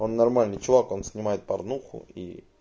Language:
Russian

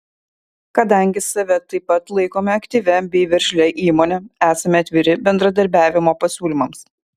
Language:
Lithuanian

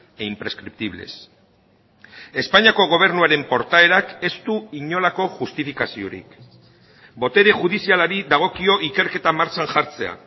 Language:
Basque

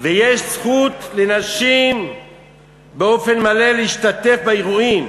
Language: Hebrew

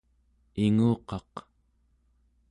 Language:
Central Yupik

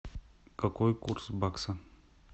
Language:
Russian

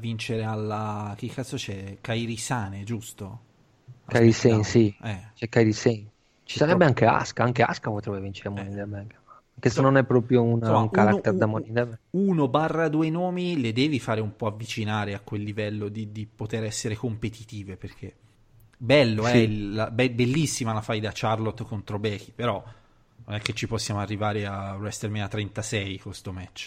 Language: Italian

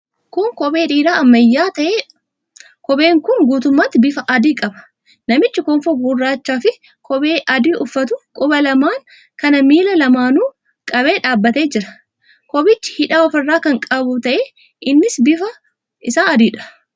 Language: Oromo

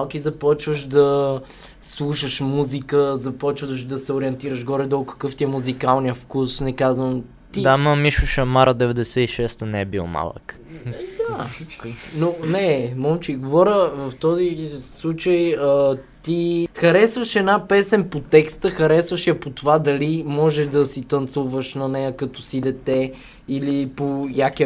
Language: Bulgarian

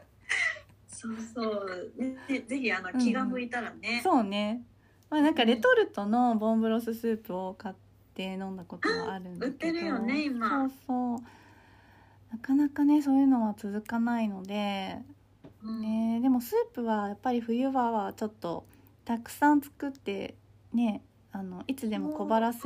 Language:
Japanese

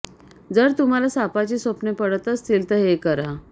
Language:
Marathi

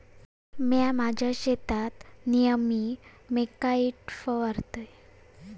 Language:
Marathi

